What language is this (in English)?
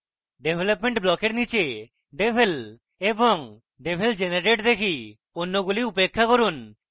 Bangla